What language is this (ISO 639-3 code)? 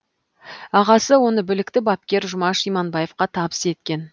kaz